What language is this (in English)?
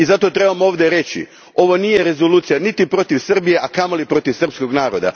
Croatian